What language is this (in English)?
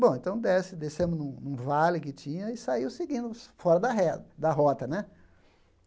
Portuguese